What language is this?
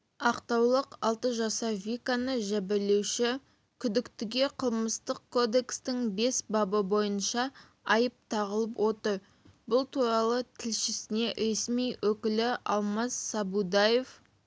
Kazakh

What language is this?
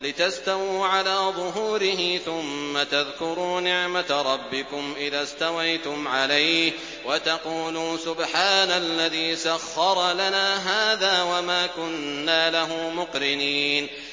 Arabic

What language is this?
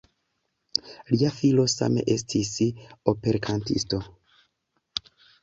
Esperanto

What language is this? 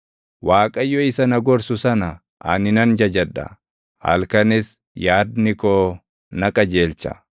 Oromo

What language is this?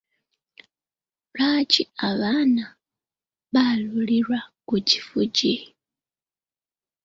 Ganda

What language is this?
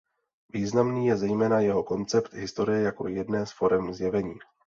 Czech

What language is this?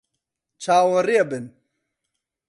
Central Kurdish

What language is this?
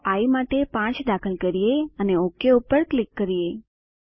Gujarati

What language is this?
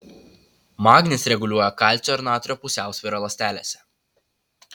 Lithuanian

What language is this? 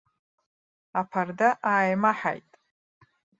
Abkhazian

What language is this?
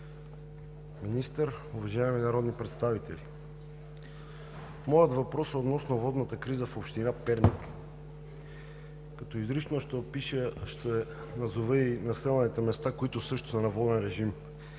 Bulgarian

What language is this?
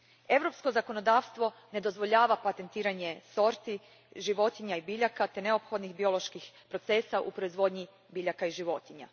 Croatian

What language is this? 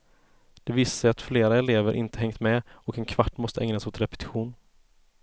Swedish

